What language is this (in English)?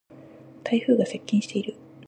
Japanese